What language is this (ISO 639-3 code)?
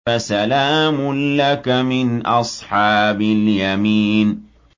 ara